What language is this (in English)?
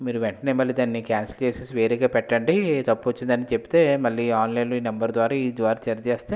Telugu